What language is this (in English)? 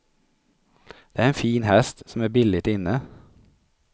Swedish